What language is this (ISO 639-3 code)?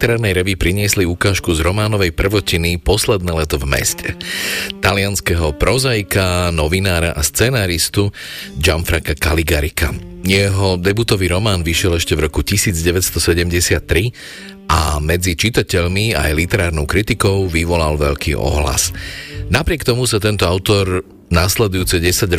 slk